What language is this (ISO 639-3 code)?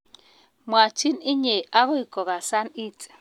kln